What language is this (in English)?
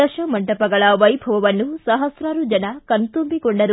Kannada